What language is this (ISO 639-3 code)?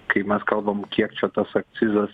lit